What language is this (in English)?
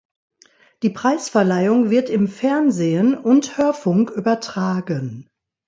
German